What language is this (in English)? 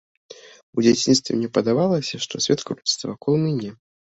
Belarusian